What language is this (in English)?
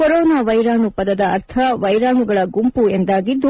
Kannada